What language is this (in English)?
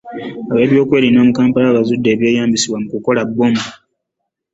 Ganda